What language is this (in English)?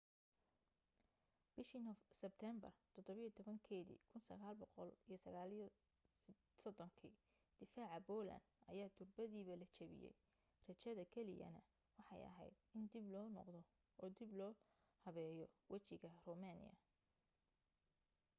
Somali